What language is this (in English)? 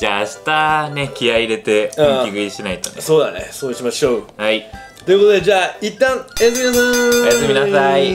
Japanese